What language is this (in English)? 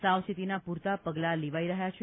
Gujarati